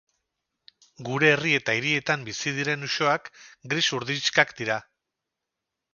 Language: Basque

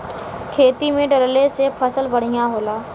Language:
Bhojpuri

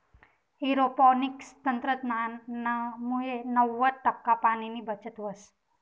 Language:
Marathi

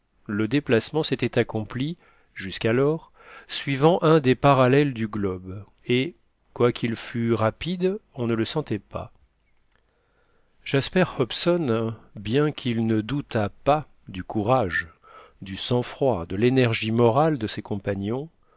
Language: French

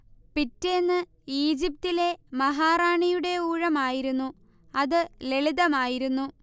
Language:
Malayalam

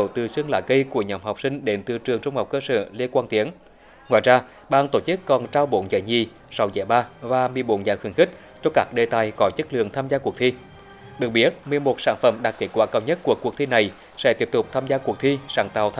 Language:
Vietnamese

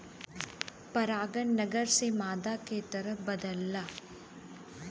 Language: Bhojpuri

